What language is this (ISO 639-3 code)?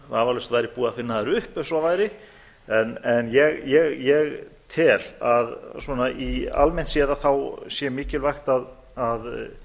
isl